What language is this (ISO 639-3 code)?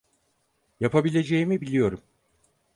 tur